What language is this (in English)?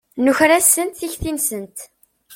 Kabyle